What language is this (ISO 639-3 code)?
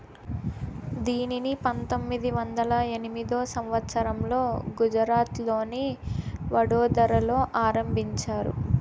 tel